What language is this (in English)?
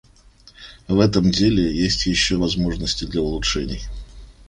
Russian